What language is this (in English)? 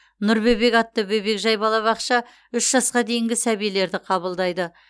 Kazakh